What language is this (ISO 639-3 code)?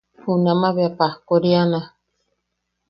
yaq